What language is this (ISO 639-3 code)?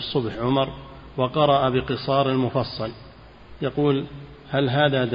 ara